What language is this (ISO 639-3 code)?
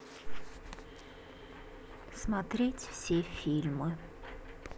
rus